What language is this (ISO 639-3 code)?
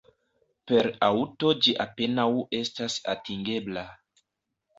epo